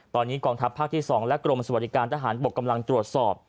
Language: Thai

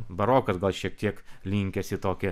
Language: Lithuanian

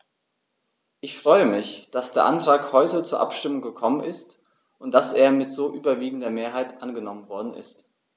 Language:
German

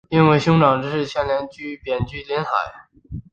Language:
Chinese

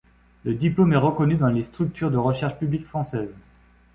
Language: French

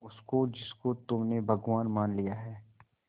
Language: Hindi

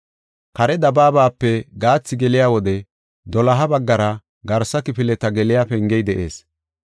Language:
Gofa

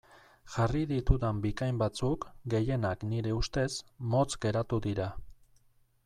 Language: Basque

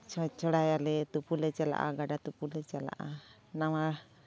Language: Santali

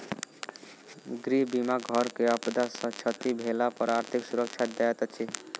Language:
Maithili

